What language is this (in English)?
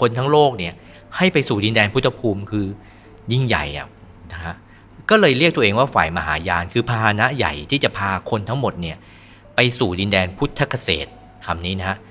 Thai